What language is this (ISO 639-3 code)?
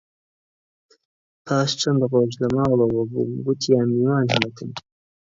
ckb